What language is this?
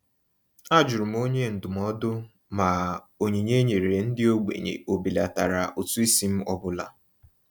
Igbo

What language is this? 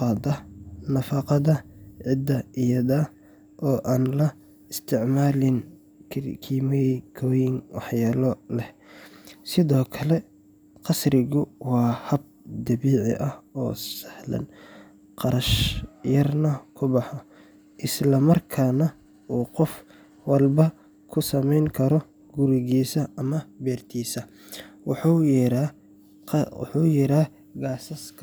Somali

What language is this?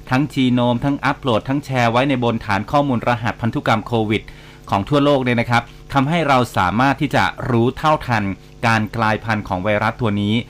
Thai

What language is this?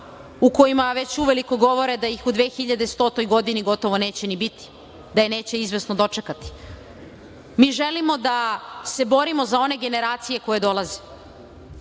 Serbian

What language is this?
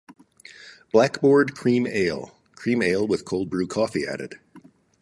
English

